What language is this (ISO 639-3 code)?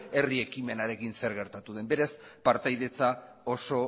eus